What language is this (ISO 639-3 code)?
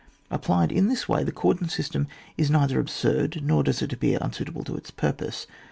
eng